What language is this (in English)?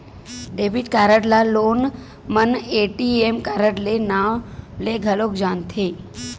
Chhattisgarhi